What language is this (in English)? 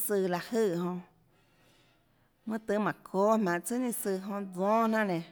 Tlacoatzintepec Chinantec